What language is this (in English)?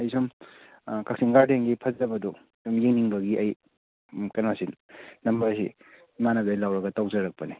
Manipuri